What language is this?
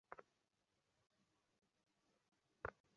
Bangla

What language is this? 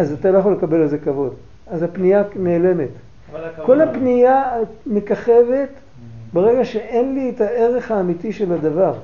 Hebrew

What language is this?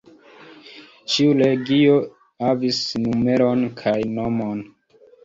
Esperanto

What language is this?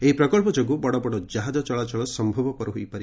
Odia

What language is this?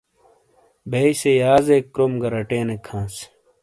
Shina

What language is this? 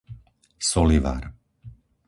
Slovak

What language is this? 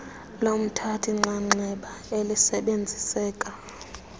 Xhosa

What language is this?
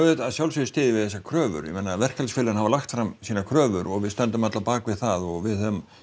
Icelandic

